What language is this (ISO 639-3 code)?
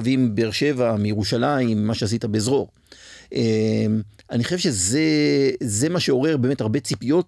heb